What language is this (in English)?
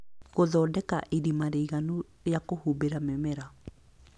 Kikuyu